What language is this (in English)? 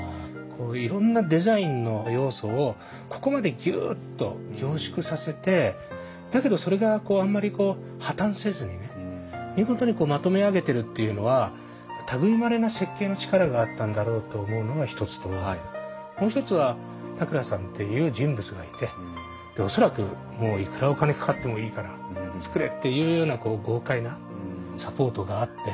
Japanese